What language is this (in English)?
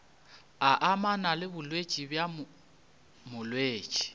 Northern Sotho